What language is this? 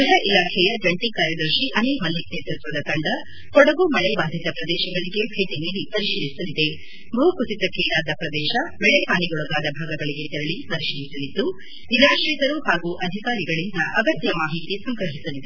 Kannada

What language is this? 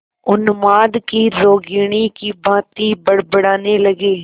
Hindi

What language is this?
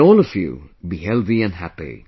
English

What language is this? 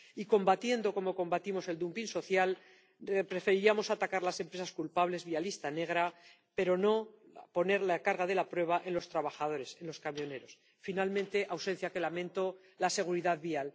Spanish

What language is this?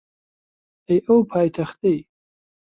Central Kurdish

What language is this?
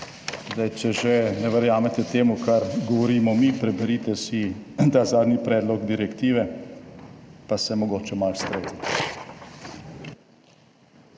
Slovenian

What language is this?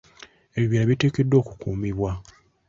Ganda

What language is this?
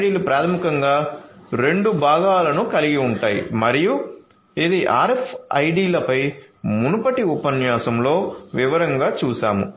Telugu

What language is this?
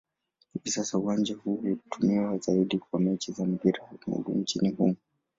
Swahili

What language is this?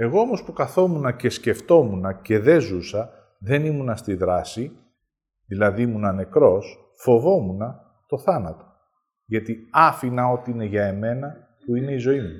Greek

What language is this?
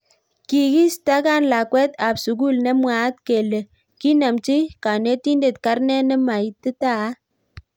Kalenjin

